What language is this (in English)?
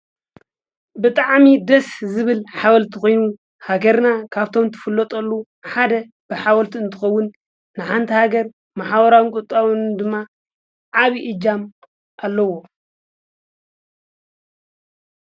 Tigrinya